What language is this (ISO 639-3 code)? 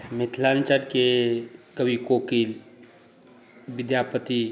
mai